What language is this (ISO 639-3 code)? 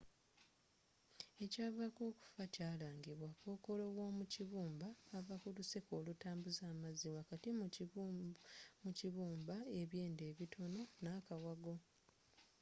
lug